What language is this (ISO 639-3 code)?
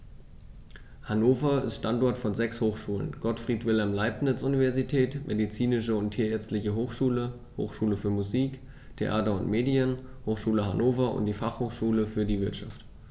deu